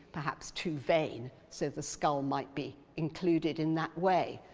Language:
English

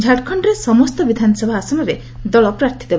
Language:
Odia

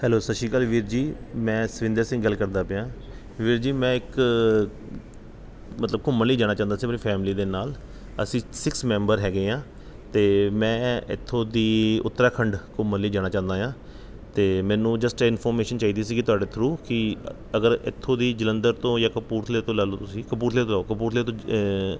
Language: Punjabi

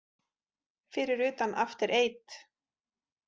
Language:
Icelandic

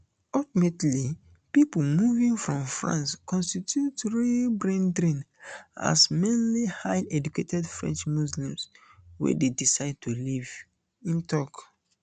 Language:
Nigerian Pidgin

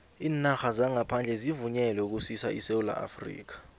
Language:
South Ndebele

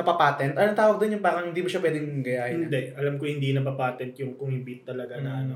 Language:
Filipino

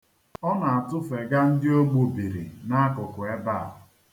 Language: Igbo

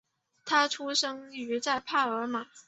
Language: Chinese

